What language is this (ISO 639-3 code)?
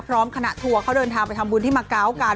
tha